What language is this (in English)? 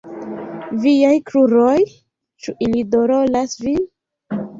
Esperanto